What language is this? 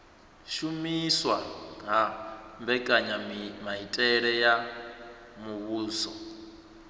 Venda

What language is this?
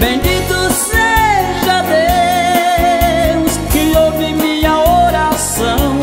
Romanian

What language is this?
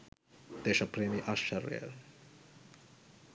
Sinhala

